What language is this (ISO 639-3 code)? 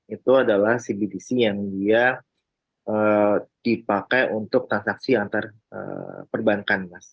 ind